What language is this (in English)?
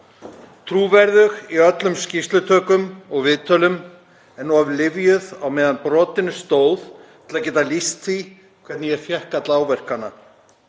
Icelandic